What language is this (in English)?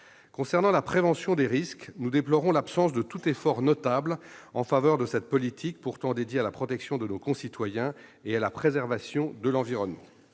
French